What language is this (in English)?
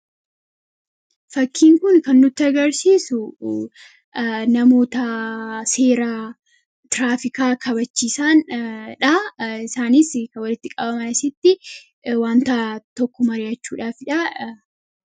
Oromo